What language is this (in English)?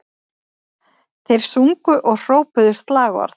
Icelandic